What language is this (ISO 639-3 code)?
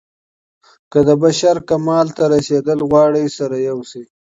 pus